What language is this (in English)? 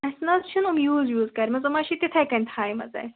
Kashmiri